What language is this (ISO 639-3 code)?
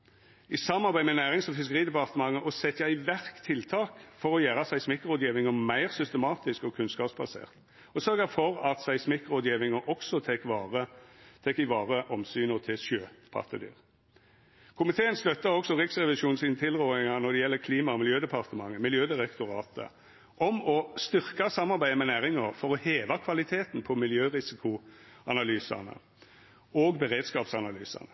nno